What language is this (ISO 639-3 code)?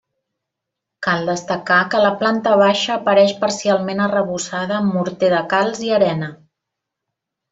cat